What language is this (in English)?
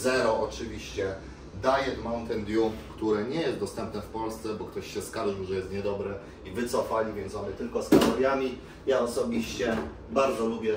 Polish